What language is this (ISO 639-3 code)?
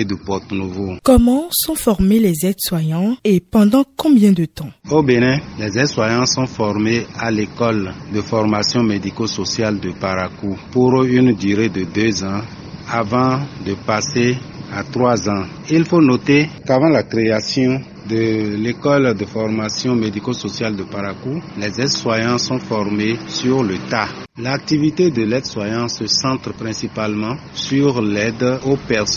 fra